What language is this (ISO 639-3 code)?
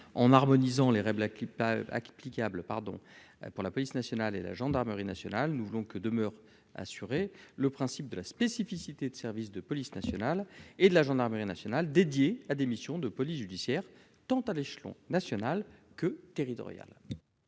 fra